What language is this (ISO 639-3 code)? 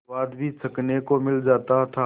hin